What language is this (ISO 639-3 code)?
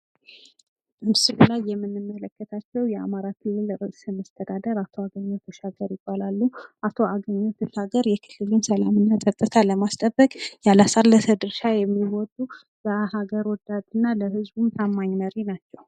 amh